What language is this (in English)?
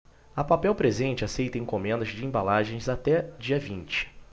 Portuguese